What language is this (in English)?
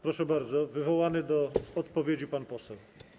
Polish